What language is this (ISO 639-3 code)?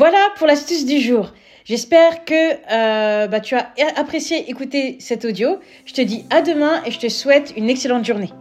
fra